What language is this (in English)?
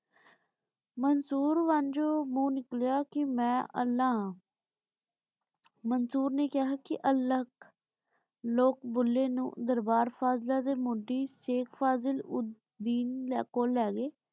Punjabi